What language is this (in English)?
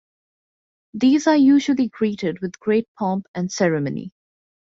English